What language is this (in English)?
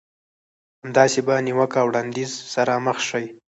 Pashto